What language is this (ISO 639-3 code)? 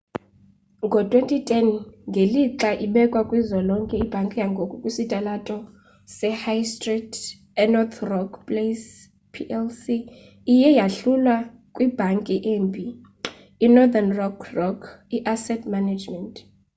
xho